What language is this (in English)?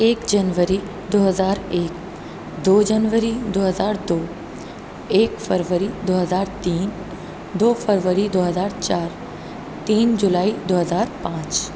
Urdu